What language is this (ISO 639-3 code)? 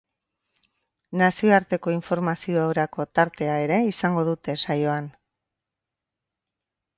eus